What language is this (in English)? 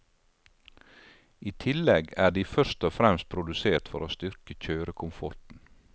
Norwegian